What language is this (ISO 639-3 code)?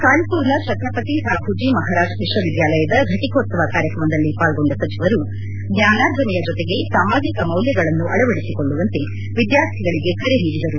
kan